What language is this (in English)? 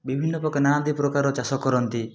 Odia